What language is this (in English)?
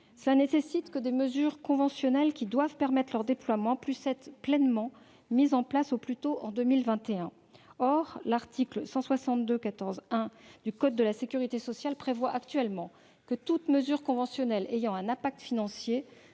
French